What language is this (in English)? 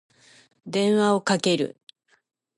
Japanese